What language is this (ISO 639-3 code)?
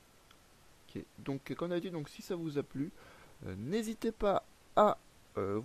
fra